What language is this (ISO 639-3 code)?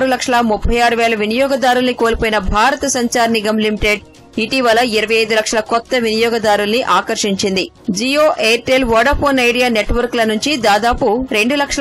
tel